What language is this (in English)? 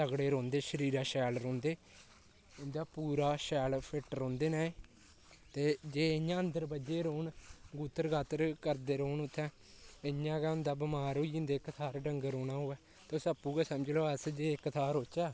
Dogri